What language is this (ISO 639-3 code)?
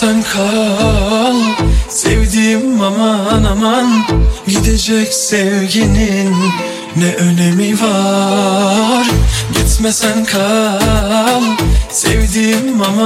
tur